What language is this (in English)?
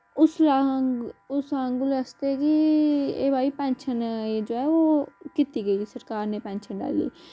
Dogri